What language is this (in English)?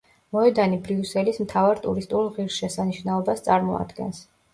Georgian